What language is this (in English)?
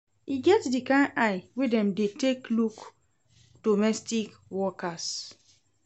Nigerian Pidgin